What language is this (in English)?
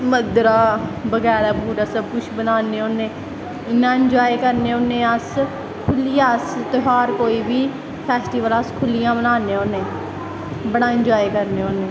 Dogri